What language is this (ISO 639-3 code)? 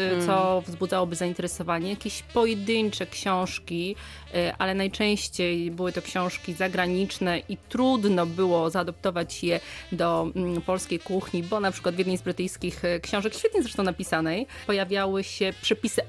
pol